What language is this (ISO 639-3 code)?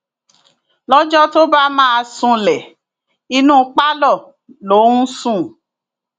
yor